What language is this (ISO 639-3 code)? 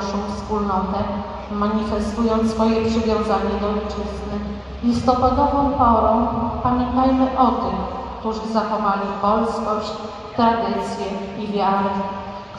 pol